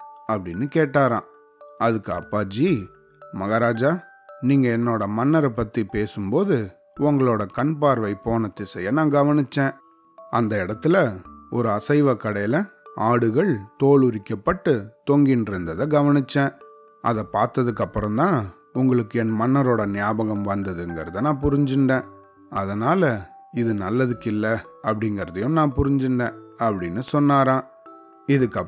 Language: Tamil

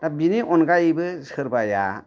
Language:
Bodo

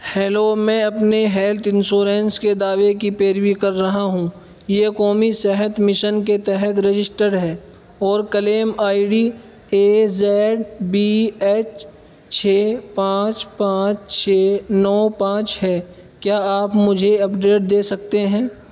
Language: Urdu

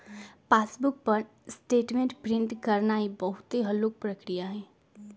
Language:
Magahi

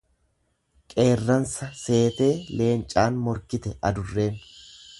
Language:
Oromo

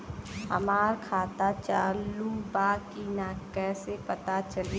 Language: Bhojpuri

